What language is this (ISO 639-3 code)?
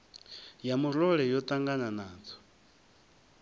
ven